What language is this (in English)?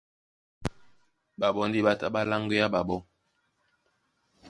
Duala